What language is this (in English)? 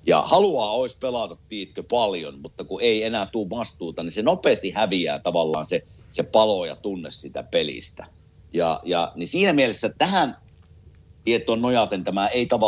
Finnish